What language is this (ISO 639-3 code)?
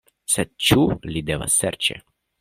epo